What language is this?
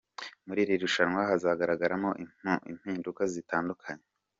Kinyarwanda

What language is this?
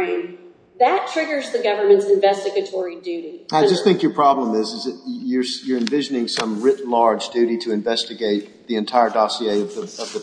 English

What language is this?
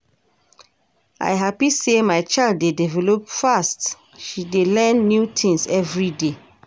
Nigerian Pidgin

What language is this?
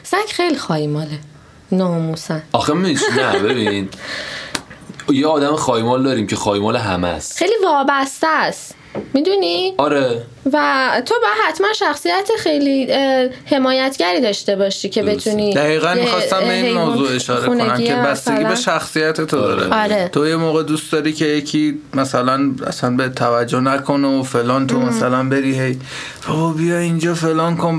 Persian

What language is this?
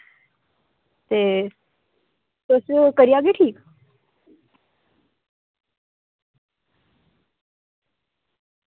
Dogri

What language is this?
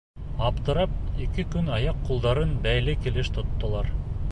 Bashkir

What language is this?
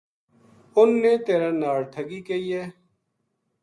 Gujari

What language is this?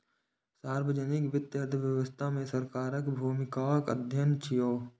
Maithili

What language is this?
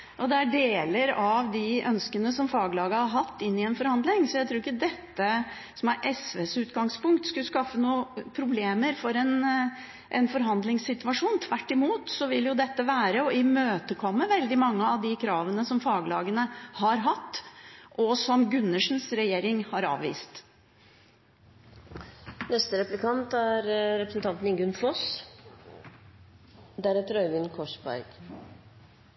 Norwegian Bokmål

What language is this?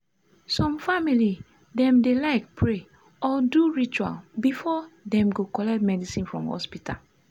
Nigerian Pidgin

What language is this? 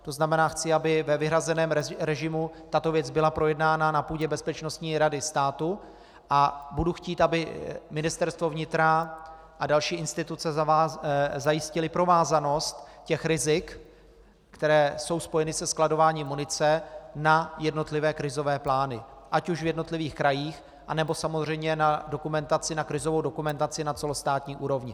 Czech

